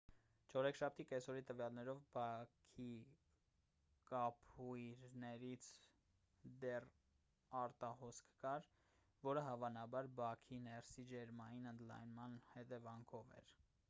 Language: Armenian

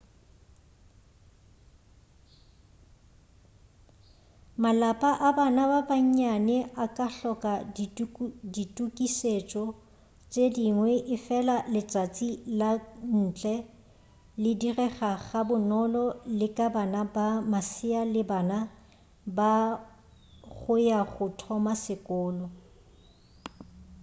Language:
Northern Sotho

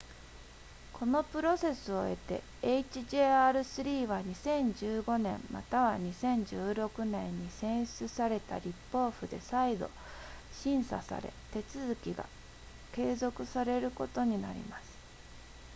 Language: Japanese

